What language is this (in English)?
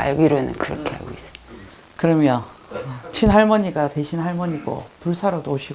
Korean